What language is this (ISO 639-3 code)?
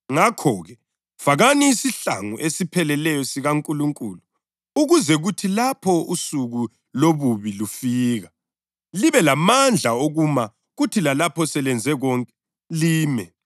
nde